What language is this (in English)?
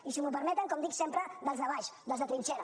Catalan